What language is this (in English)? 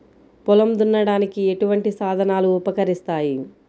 Telugu